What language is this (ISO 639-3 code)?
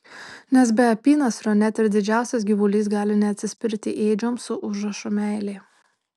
lit